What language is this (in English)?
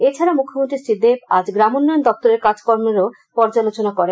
Bangla